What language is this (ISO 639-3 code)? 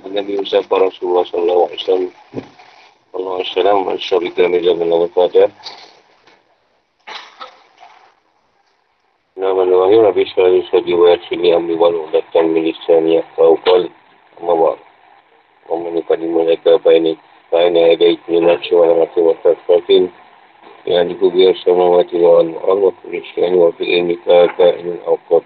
msa